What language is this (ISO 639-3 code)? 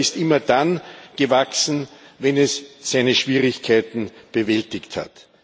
deu